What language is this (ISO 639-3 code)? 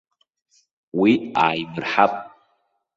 abk